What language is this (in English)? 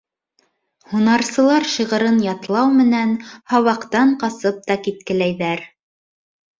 Bashkir